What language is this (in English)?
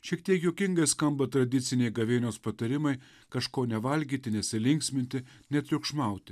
Lithuanian